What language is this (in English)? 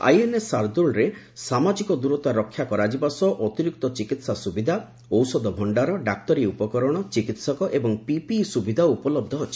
Odia